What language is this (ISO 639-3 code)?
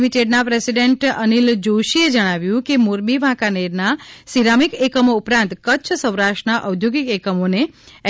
guj